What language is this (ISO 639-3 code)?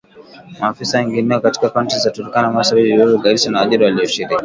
swa